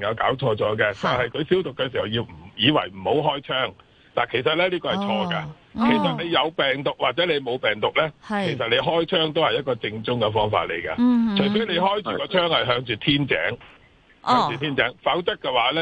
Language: Chinese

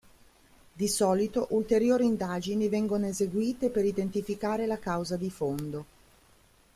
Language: Italian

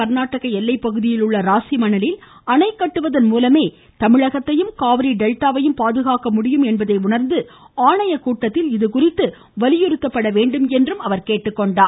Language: Tamil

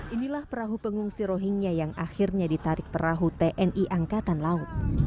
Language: Indonesian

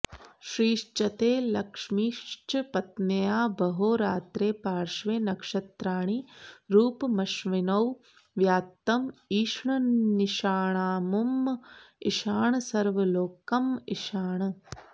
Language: Sanskrit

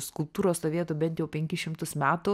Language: Lithuanian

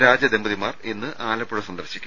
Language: Malayalam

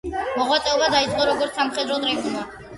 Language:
Georgian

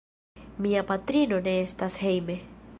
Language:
Esperanto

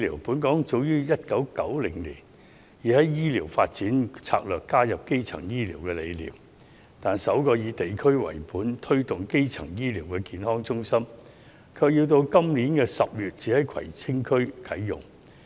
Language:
Cantonese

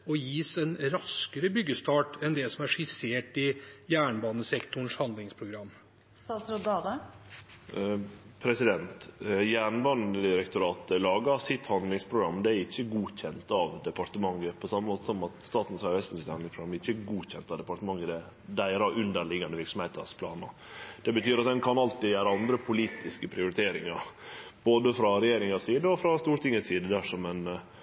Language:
Norwegian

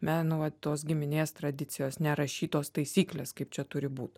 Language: Lithuanian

